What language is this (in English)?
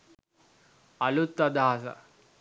Sinhala